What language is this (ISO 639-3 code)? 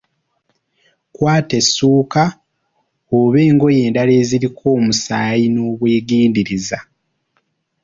lug